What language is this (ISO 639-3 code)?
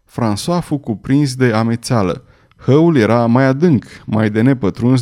ron